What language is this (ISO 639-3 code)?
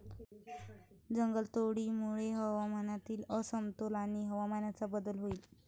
mar